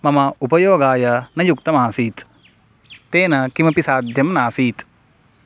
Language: Sanskrit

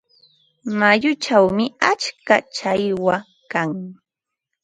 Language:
Ambo-Pasco Quechua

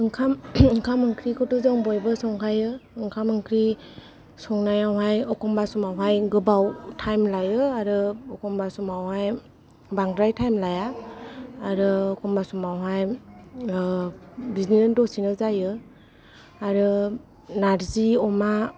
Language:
Bodo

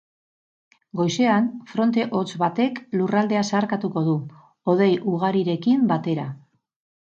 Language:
Basque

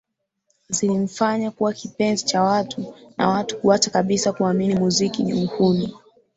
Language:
Swahili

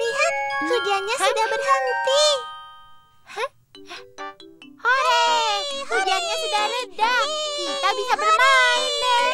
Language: Indonesian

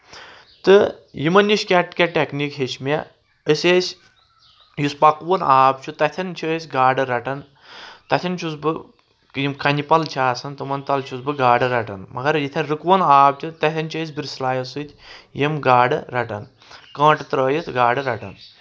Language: Kashmiri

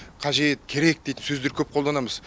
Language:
Kazakh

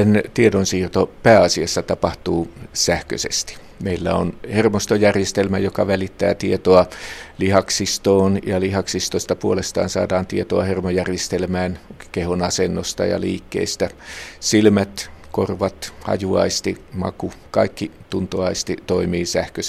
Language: Finnish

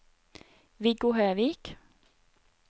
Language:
Norwegian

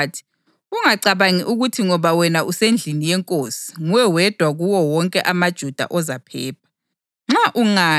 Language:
North Ndebele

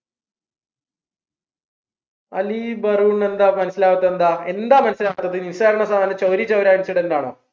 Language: Malayalam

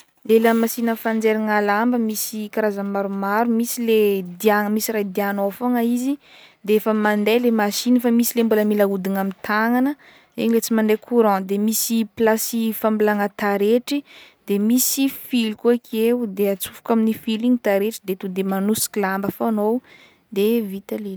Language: Northern Betsimisaraka Malagasy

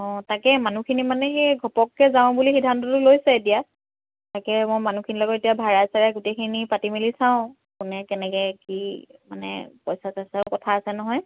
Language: Assamese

